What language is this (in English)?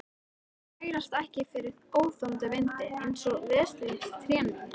Icelandic